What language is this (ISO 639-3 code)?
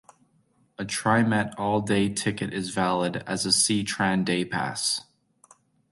eng